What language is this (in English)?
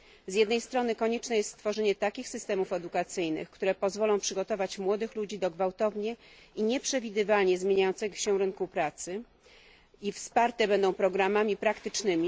Polish